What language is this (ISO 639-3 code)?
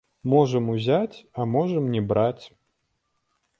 bel